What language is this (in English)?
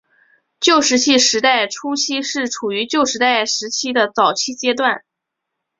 Chinese